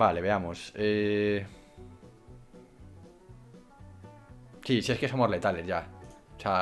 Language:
Spanish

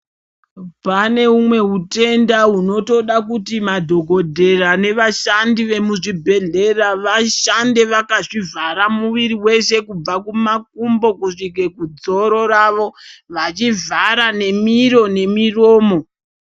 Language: Ndau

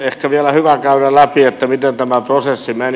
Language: Finnish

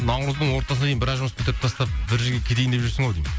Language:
Kazakh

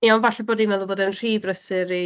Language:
Welsh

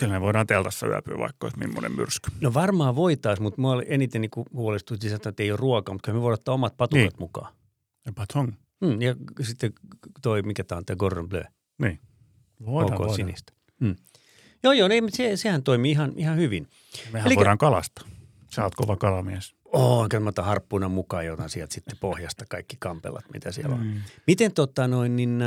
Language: Finnish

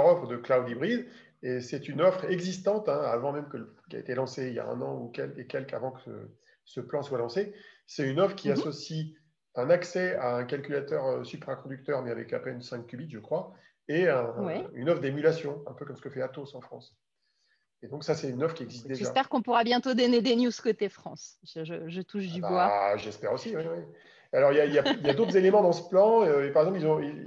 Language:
French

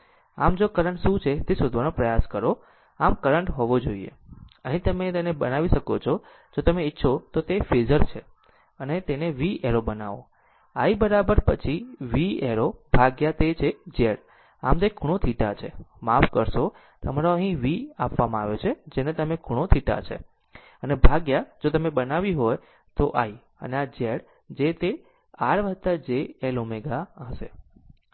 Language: Gujarati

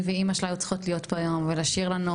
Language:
Hebrew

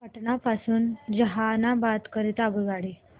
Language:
Marathi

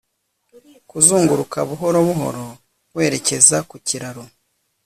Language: Kinyarwanda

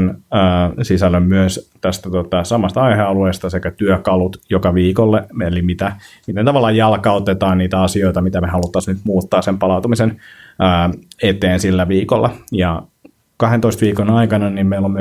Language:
Finnish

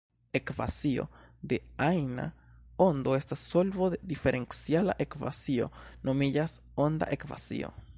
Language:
Esperanto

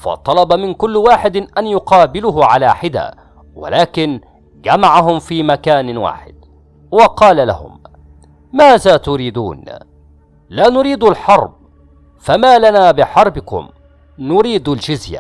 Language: Arabic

